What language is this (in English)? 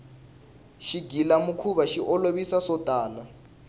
Tsonga